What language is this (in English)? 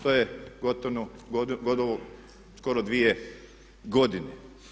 Croatian